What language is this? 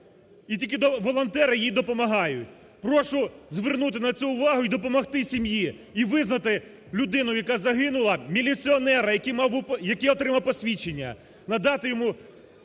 Ukrainian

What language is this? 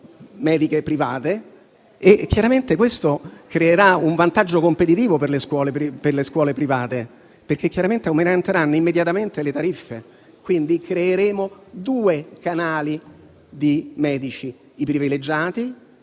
Italian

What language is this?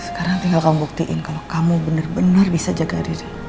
Indonesian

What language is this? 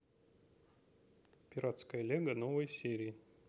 Russian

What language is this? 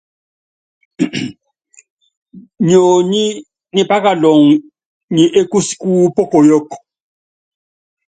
Yangben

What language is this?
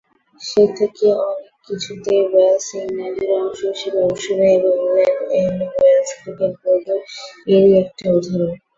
Bangla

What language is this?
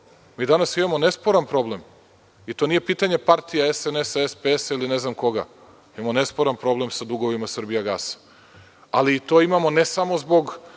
Serbian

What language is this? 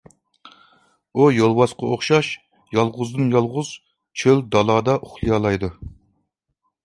Uyghur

